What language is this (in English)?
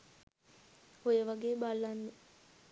Sinhala